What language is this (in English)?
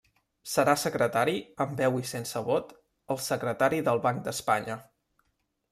Catalan